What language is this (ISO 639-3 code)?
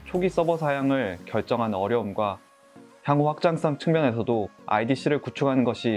kor